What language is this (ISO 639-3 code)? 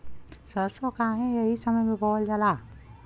bho